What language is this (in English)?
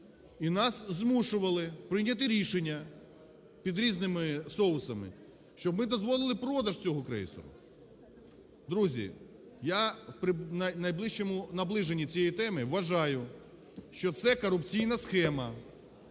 Ukrainian